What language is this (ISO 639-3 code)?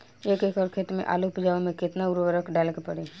bho